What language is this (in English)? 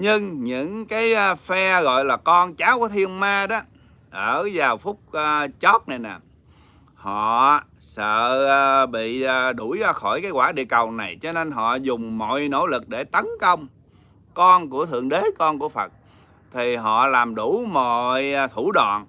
Vietnamese